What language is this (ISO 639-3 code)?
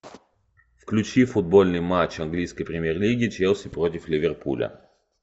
rus